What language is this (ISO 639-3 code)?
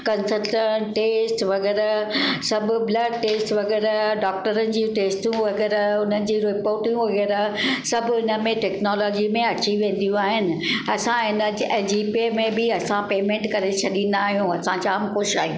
snd